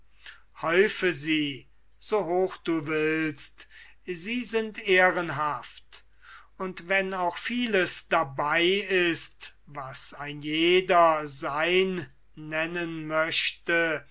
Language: German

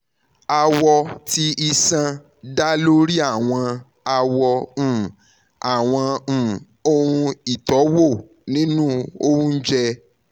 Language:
Yoruba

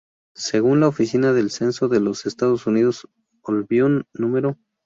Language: Spanish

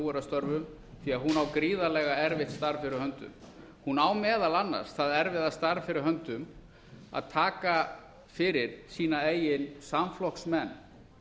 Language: Icelandic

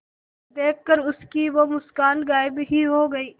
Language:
Hindi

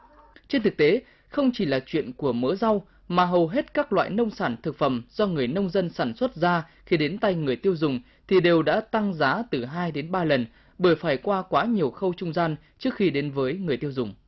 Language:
Vietnamese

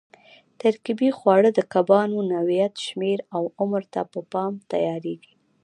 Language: Pashto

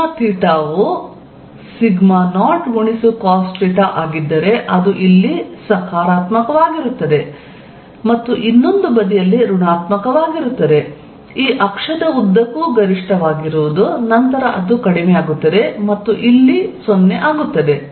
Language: Kannada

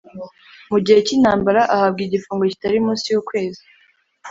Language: Kinyarwanda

